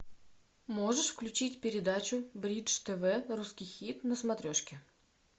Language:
Russian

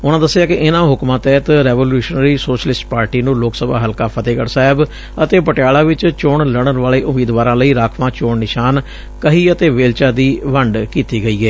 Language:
Punjabi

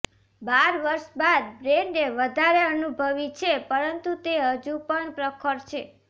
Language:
Gujarati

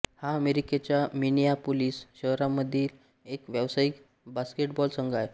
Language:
Marathi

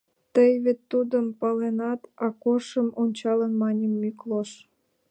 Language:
Mari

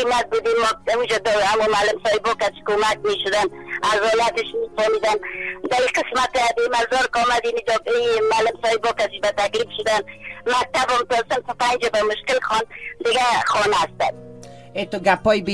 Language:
Persian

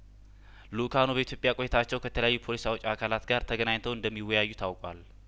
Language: Amharic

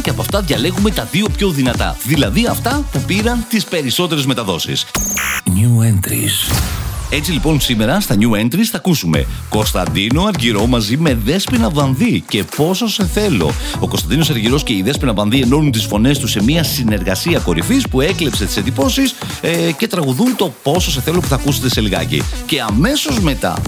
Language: Greek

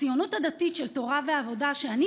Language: Hebrew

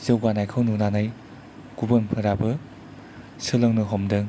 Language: Bodo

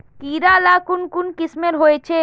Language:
Magahi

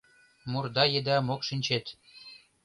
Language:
Mari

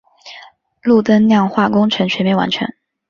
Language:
Chinese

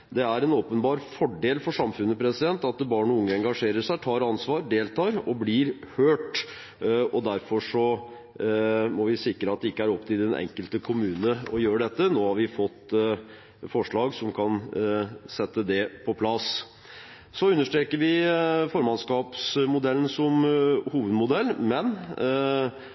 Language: Norwegian Bokmål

